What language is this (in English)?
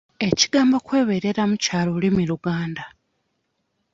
Ganda